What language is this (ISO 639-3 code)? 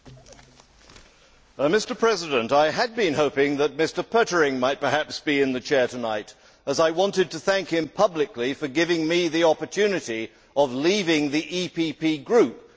eng